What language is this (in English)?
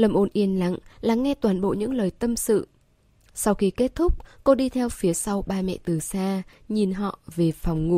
Vietnamese